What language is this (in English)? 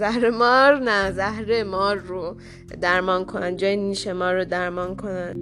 Persian